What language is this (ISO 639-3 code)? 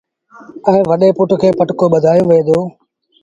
sbn